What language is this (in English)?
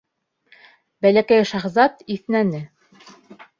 Bashkir